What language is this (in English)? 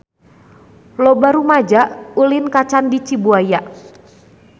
Sundanese